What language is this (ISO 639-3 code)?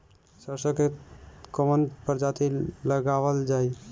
bho